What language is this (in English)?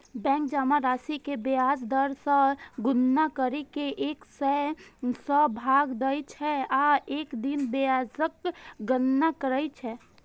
Maithili